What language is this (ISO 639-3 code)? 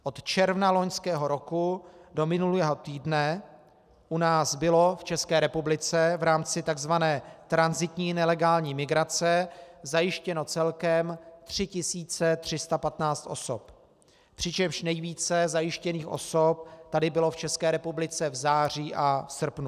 ces